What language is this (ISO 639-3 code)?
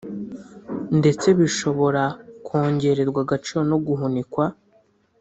kin